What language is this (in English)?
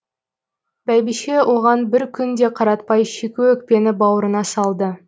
Kazakh